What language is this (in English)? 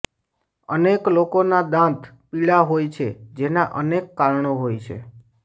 Gujarati